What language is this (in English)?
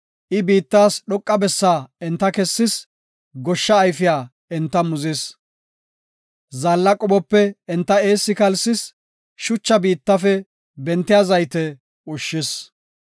Gofa